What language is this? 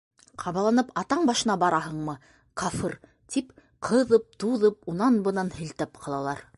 Bashkir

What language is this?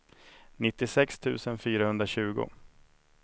Swedish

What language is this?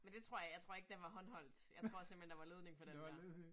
Danish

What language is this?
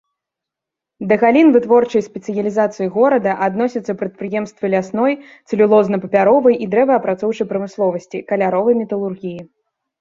Belarusian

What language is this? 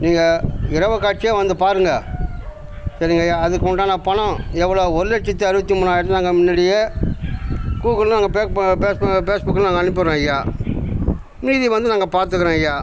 Tamil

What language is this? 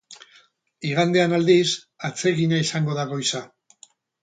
Basque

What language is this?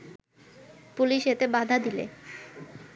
Bangla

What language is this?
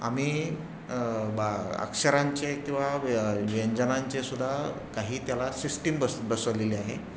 Marathi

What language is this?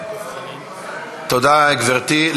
Hebrew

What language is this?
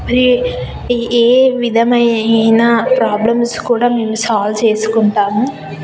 Telugu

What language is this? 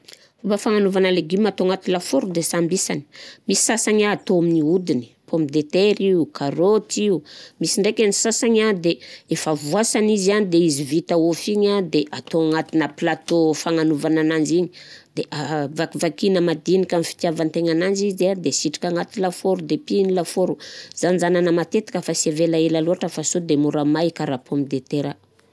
Southern Betsimisaraka Malagasy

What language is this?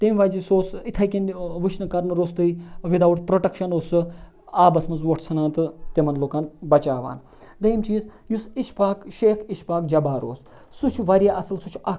Kashmiri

